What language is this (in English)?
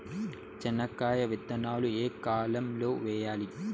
Telugu